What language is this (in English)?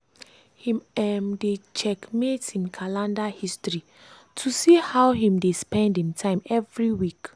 Nigerian Pidgin